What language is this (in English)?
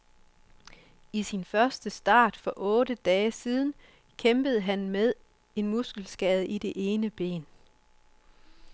Danish